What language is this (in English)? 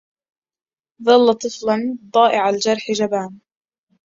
Arabic